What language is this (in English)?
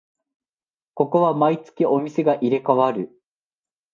Japanese